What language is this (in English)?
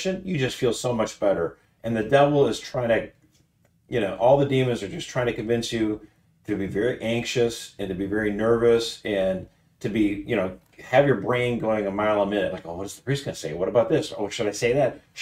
English